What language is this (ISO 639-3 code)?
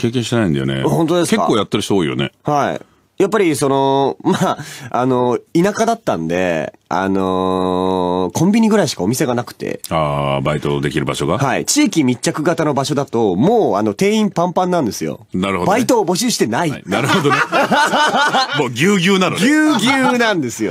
jpn